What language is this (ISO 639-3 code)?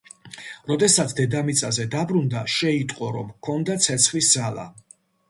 kat